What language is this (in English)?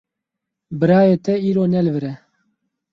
Kurdish